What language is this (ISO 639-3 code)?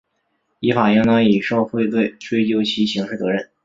zho